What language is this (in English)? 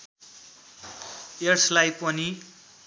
Nepali